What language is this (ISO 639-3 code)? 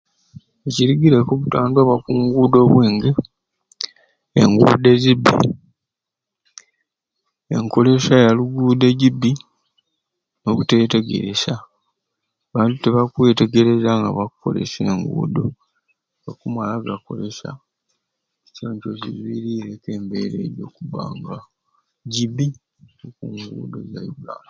ruc